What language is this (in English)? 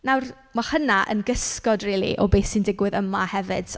Welsh